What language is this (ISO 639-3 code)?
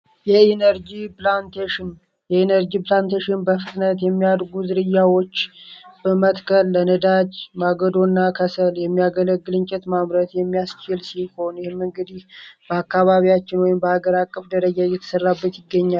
amh